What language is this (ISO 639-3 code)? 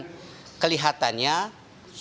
ind